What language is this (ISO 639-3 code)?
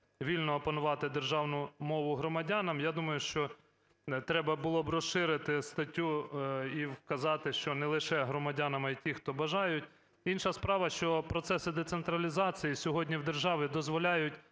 ukr